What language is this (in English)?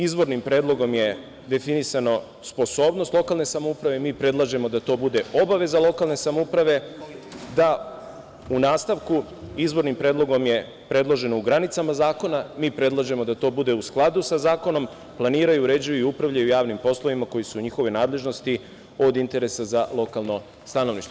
Serbian